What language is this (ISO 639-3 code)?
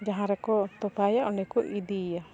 sat